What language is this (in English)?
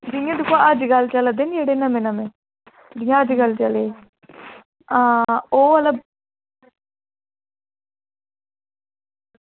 Dogri